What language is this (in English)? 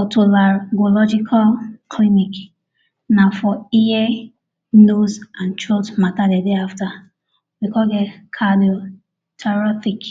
Nigerian Pidgin